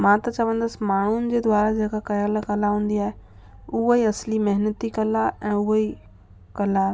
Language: Sindhi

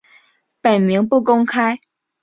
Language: Chinese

